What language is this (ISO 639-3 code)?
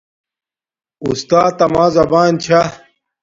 dmk